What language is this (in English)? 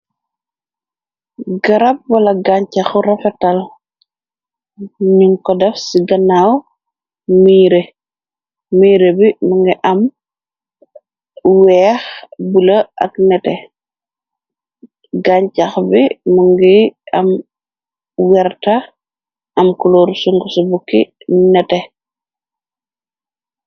Wolof